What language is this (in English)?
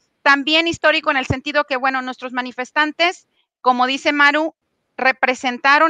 Spanish